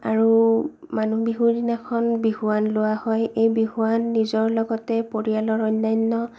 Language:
Assamese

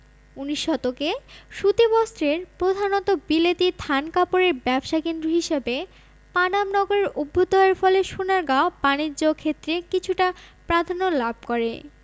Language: Bangla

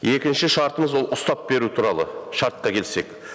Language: Kazakh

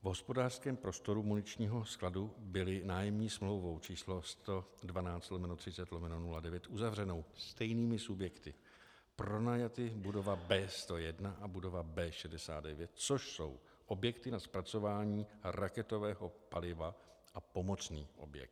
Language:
Czech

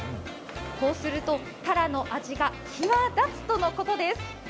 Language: Japanese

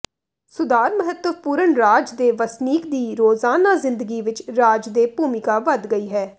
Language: Punjabi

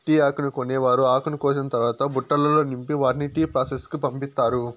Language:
Telugu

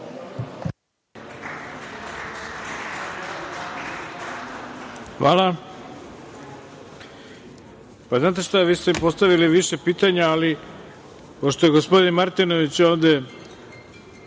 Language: Serbian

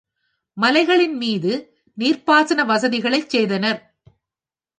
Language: Tamil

